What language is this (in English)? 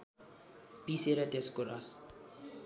Nepali